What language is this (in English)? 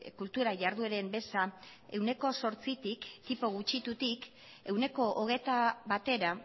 Basque